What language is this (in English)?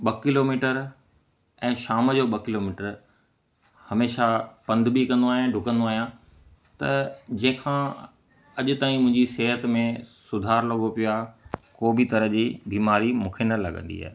Sindhi